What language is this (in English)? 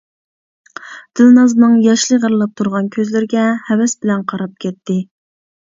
Uyghur